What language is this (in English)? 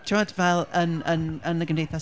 Welsh